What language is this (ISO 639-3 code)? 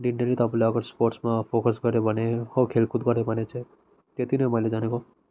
nep